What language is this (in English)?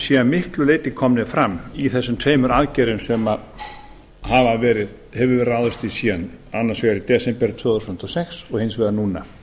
Icelandic